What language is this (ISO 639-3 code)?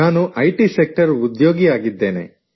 kan